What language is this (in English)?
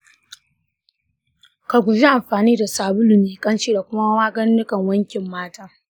Hausa